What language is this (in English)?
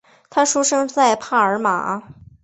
Chinese